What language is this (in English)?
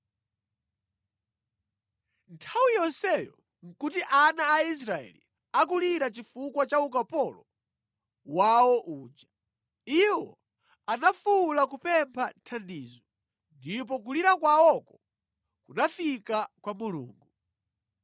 Nyanja